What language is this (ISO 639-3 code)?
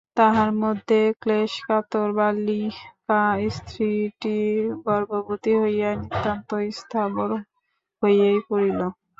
ben